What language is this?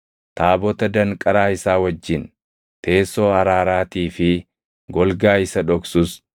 Oromo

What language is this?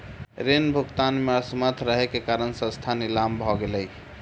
Maithili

